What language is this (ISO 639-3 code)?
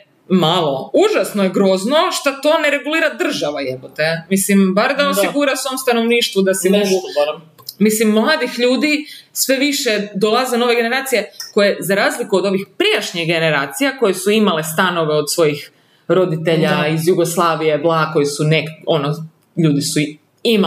hrv